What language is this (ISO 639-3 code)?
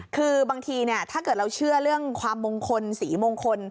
tha